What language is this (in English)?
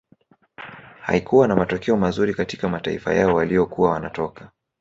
Swahili